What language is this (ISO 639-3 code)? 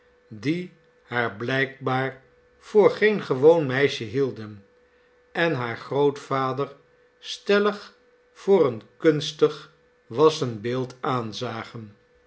nld